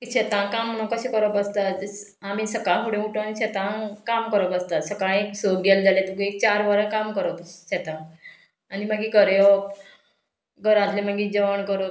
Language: Konkani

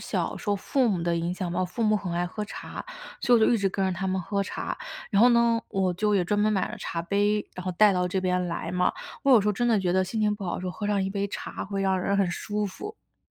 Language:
Chinese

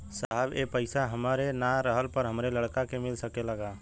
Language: Bhojpuri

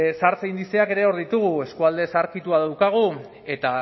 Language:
Basque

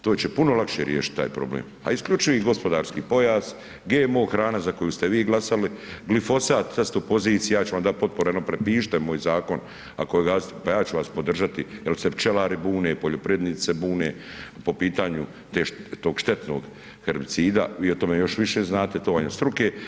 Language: Croatian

